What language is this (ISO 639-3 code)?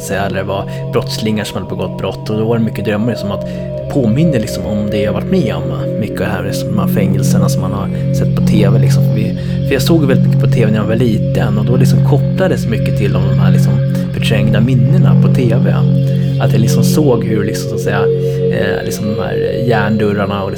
swe